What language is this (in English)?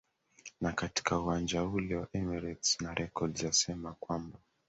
Swahili